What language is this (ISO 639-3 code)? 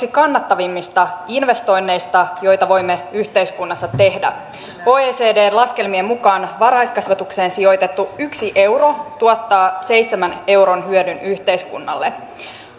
fin